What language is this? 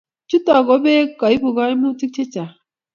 Kalenjin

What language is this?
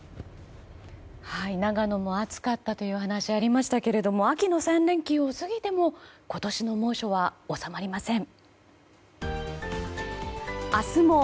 Japanese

